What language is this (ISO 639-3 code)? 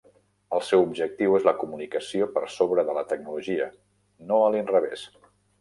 cat